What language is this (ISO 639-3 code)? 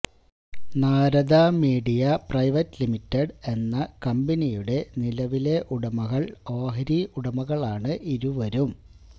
mal